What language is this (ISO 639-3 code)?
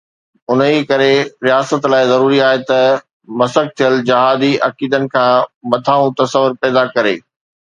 snd